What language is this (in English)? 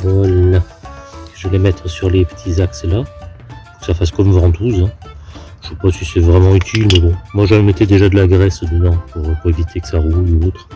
French